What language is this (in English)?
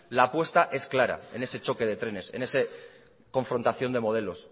Spanish